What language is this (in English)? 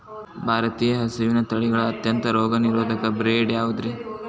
Kannada